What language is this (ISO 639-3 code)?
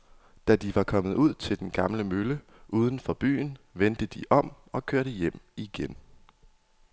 dan